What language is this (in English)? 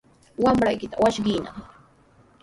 Sihuas Ancash Quechua